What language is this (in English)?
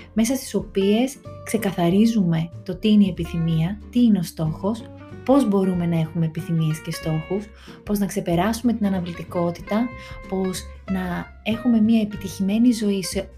Greek